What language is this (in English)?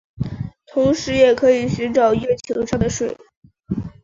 Chinese